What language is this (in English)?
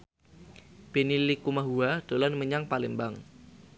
Javanese